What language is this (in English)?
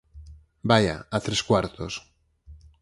Galician